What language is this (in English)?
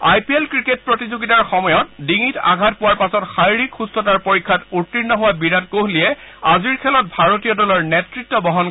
Assamese